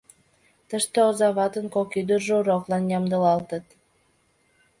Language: Mari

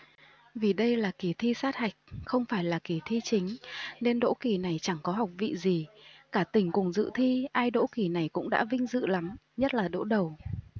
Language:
Vietnamese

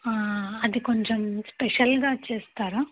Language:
Telugu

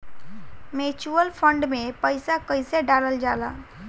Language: Bhojpuri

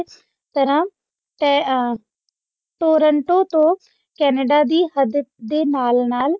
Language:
Punjabi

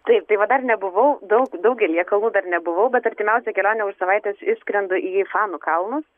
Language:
Lithuanian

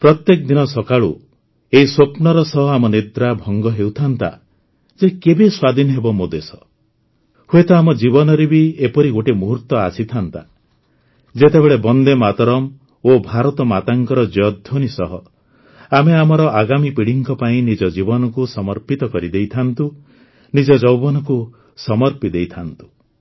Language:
Odia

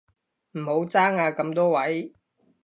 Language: Cantonese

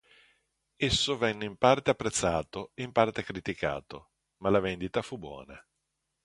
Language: Italian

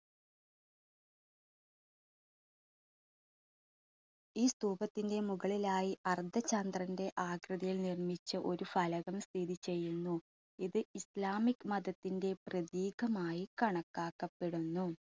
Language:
Malayalam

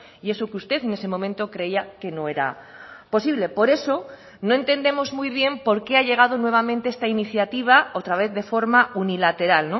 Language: Spanish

